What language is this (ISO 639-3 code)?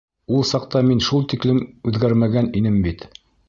bak